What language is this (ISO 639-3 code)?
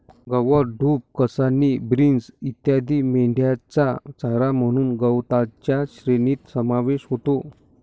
mar